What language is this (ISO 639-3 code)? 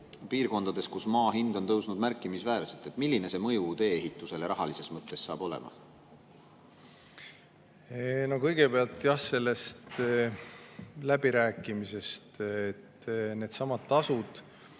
est